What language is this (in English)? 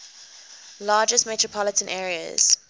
English